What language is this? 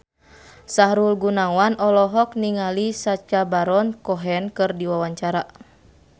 Sundanese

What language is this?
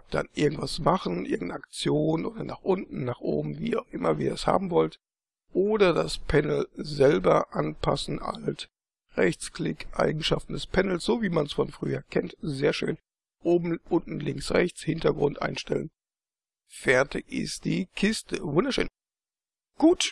German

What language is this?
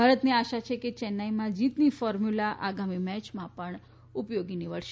Gujarati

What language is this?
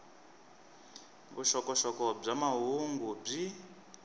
Tsonga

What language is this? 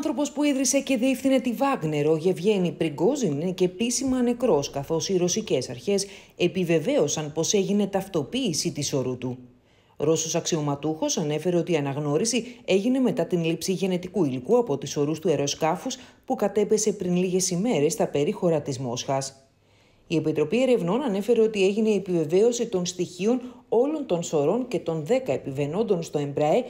Greek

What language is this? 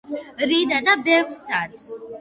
Georgian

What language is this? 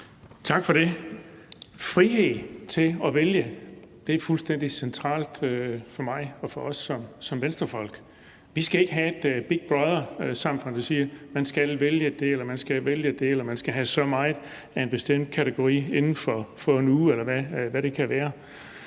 Danish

